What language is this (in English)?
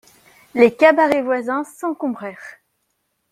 French